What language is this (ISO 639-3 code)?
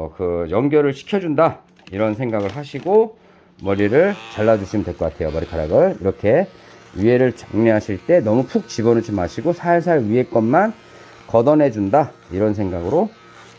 kor